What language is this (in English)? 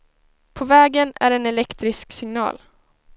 Swedish